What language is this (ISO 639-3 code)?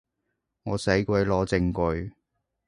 yue